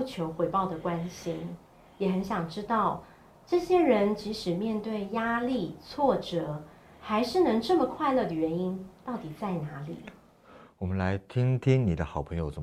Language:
Chinese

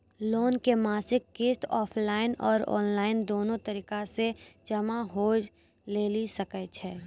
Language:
Maithili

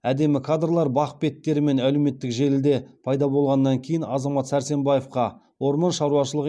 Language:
Kazakh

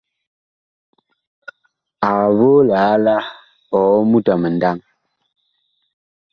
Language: Bakoko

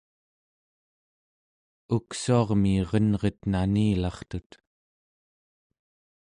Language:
Central Yupik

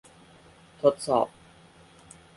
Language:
Thai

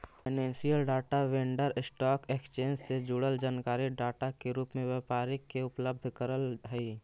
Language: Magahi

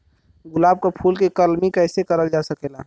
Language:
Bhojpuri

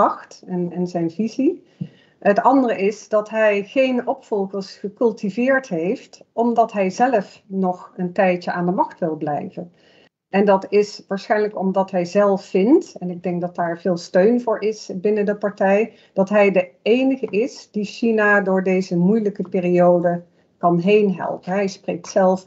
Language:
Dutch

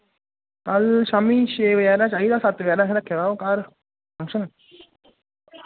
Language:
Dogri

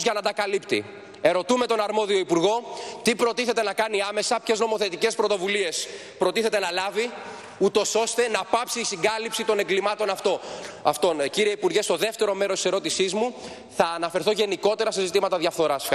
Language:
Greek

